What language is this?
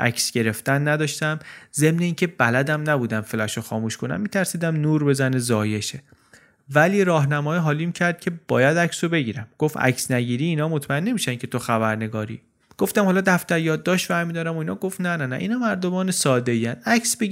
Persian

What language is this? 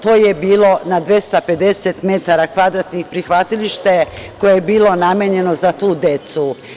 Serbian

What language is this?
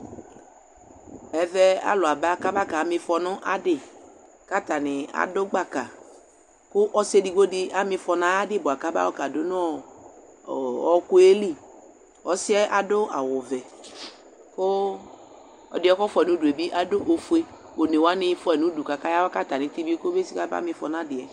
Ikposo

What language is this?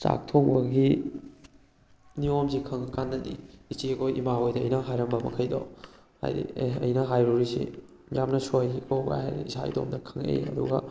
Manipuri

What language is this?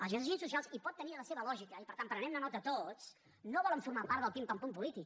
Catalan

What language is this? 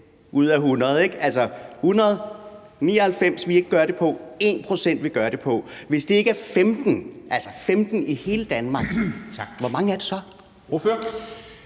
Danish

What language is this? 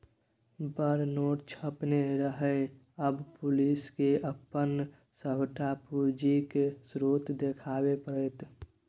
Maithili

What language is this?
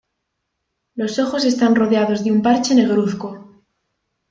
Spanish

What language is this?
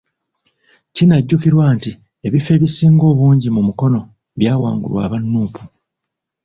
Ganda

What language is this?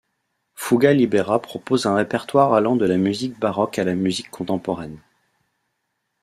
French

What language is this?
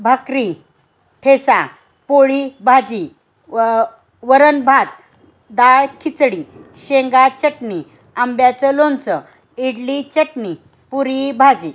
Marathi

